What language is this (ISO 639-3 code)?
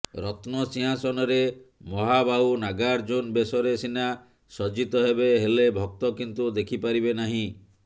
ori